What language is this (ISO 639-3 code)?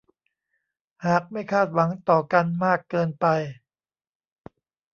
tha